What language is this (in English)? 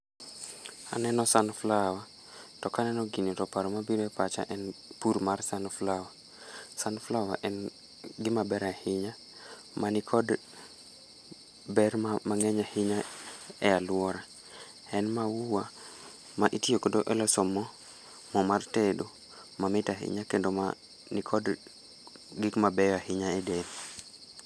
Luo (Kenya and Tanzania)